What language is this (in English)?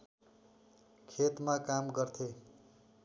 Nepali